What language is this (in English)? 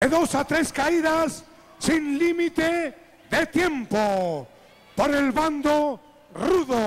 Spanish